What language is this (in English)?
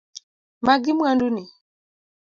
Luo (Kenya and Tanzania)